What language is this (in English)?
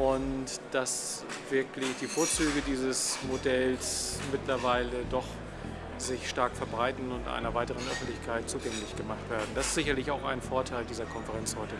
German